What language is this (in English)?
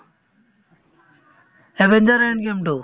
Assamese